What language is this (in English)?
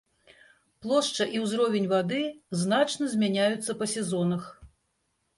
Belarusian